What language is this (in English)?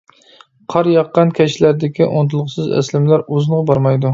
Uyghur